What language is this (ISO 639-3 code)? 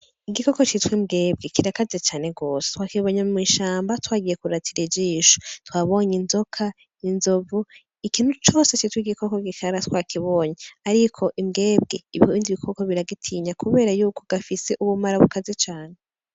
run